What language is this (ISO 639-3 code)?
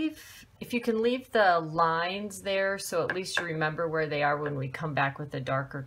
eng